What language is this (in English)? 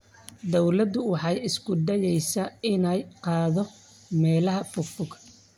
Somali